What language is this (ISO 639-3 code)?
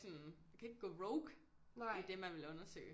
dan